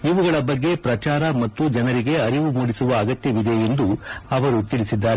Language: Kannada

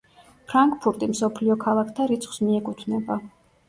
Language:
Georgian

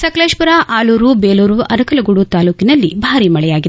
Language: Kannada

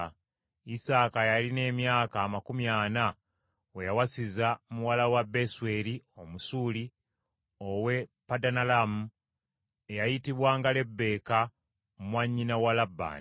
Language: Ganda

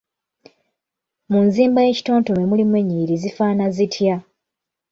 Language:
Ganda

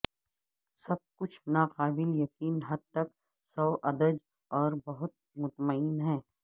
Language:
Urdu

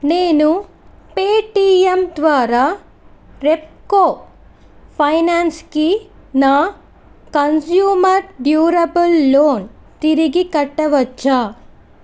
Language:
Telugu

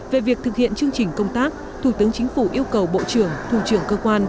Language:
Vietnamese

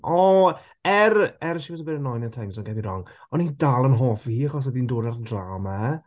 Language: Welsh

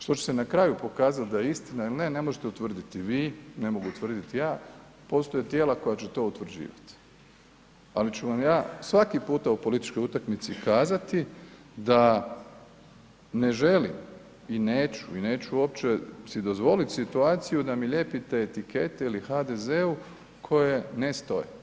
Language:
Croatian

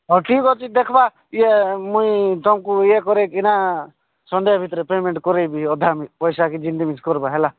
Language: Odia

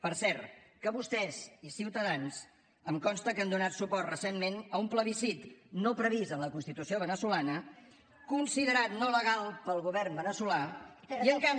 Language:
Catalan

